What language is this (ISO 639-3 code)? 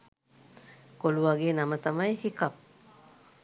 sin